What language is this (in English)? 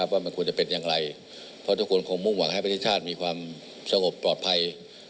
Thai